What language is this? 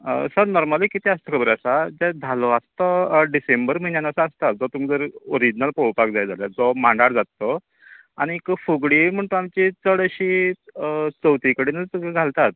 Konkani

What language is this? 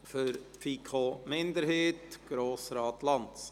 Swiss German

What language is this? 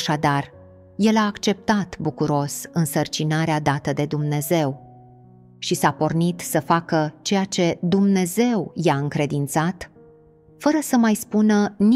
Romanian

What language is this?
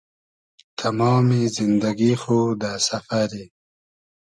Hazaragi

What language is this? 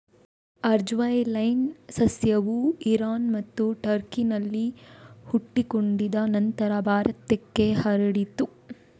Kannada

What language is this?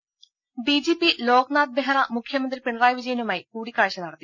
Malayalam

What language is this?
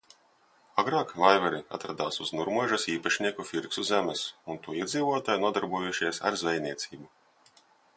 Latvian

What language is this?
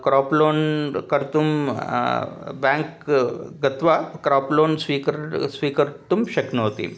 Sanskrit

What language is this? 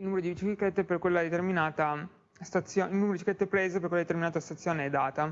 Italian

